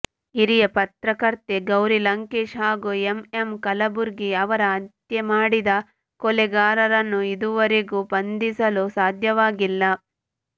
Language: Kannada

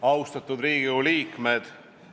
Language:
Estonian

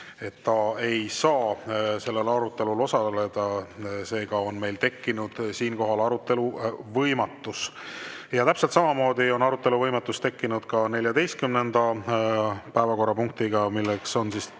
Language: Estonian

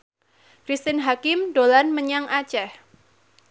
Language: Javanese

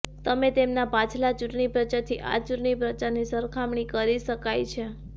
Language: Gujarati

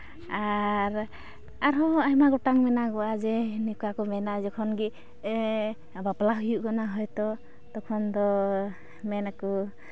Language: Santali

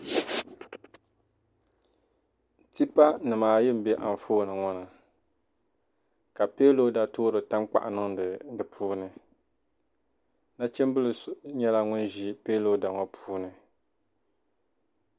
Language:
Dagbani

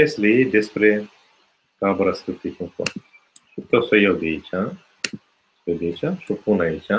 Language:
Romanian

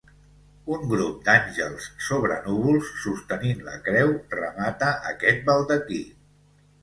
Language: Catalan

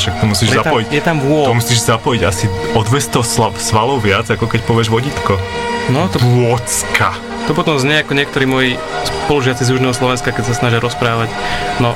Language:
Slovak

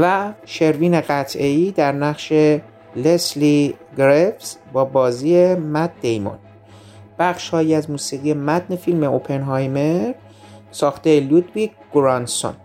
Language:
Persian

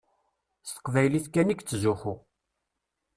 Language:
Kabyle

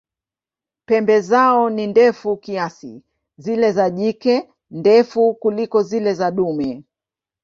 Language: Swahili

